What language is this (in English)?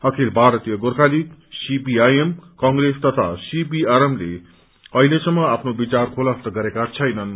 Nepali